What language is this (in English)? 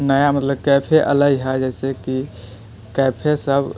Maithili